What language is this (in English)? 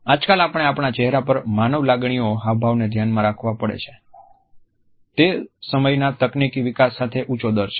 Gujarati